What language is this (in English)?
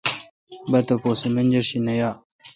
Kalkoti